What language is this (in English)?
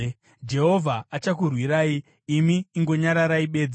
Shona